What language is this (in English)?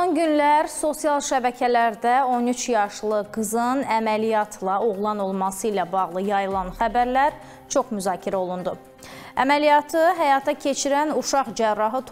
Turkish